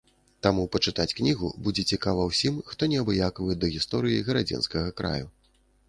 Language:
Belarusian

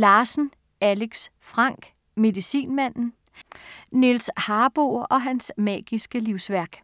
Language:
Danish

